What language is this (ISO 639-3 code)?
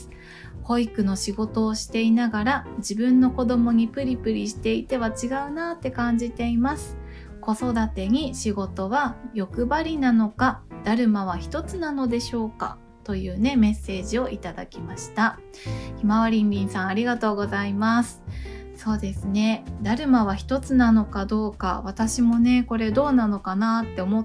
jpn